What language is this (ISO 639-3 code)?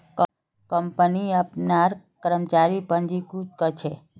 mag